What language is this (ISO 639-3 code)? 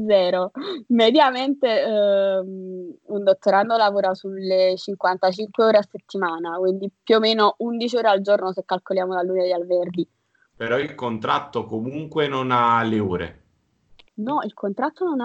ita